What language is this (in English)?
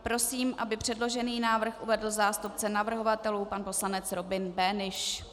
Czech